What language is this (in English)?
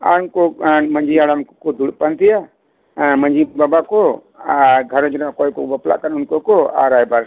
Santali